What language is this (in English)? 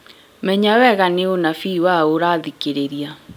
Kikuyu